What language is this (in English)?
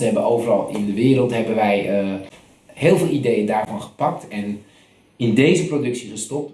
Dutch